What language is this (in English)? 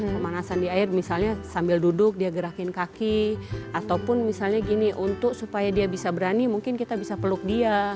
Indonesian